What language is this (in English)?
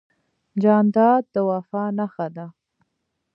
Pashto